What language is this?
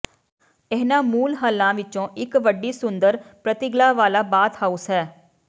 Punjabi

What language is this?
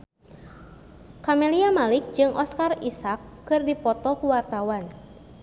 Sundanese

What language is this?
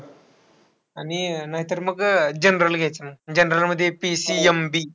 Marathi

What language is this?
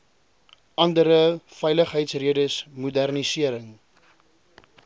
Afrikaans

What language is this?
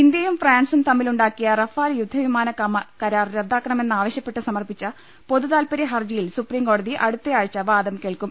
Malayalam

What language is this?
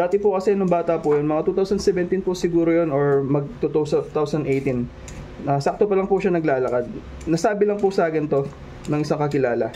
Filipino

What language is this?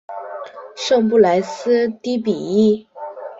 Chinese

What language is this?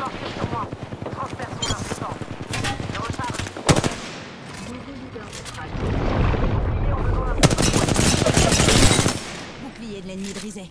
French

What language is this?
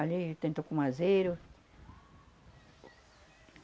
Portuguese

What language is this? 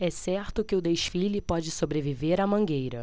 Portuguese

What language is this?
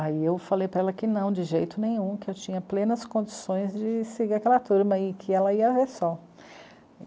Portuguese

